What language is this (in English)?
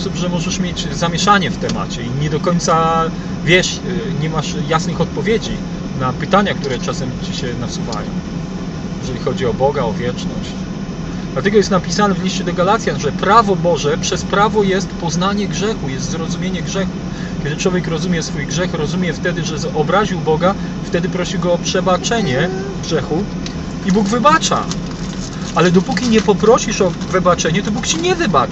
Polish